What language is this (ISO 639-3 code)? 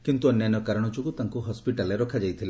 ori